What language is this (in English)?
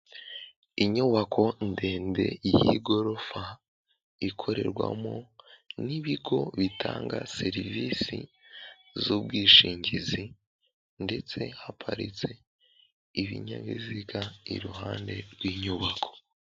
Kinyarwanda